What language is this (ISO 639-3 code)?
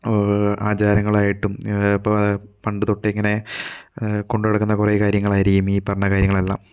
mal